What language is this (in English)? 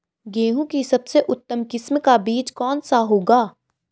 Hindi